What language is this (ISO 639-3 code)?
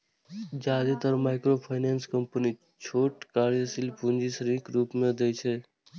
mai